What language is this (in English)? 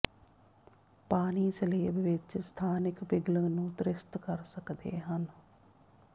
Punjabi